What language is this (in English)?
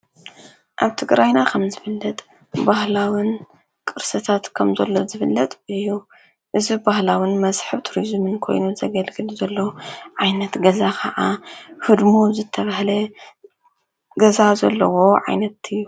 Tigrinya